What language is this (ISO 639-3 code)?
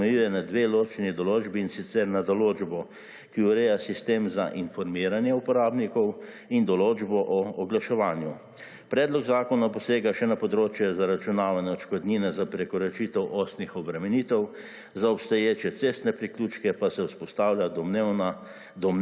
slv